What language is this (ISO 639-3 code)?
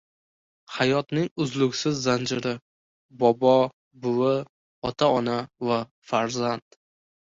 uzb